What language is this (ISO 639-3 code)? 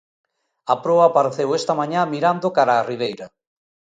glg